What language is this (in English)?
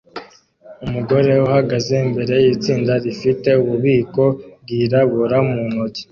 Kinyarwanda